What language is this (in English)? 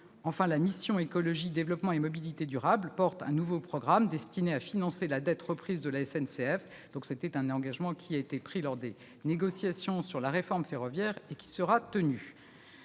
French